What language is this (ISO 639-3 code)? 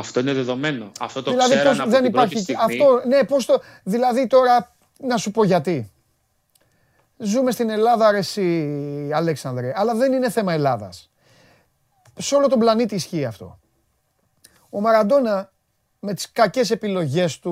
ell